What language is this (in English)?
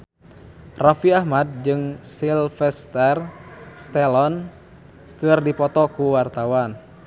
Sundanese